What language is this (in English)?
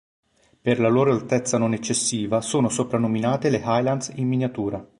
Italian